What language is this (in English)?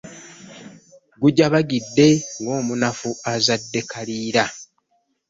Ganda